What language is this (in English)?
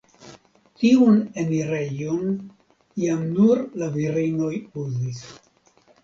Esperanto